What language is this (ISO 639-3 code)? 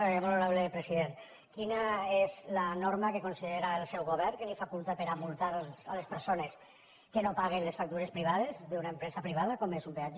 cat